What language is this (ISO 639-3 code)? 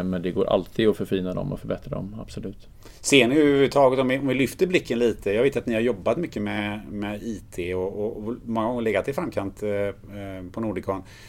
swe